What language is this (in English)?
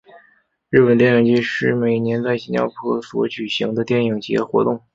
Chinese